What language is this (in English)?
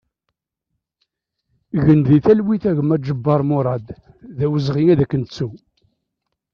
Kabyle